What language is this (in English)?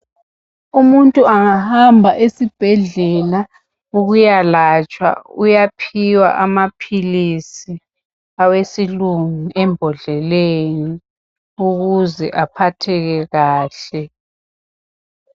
North Ndebele